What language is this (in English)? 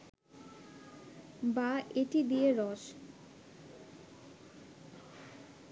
Bangla